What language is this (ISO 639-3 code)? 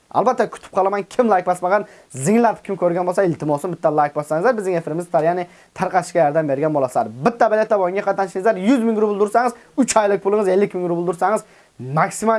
tur